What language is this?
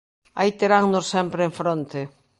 Galician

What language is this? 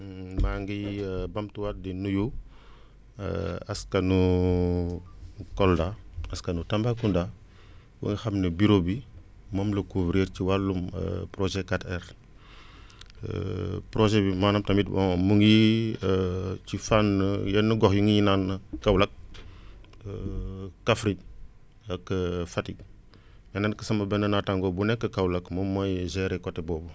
Wolof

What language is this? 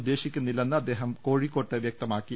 Malayalam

